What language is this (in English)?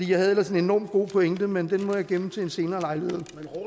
Danish